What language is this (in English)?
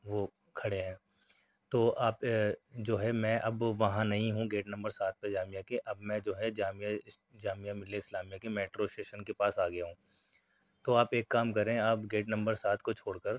Urdu